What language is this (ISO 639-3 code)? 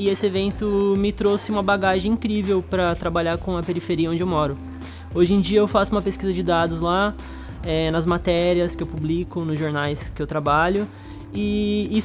por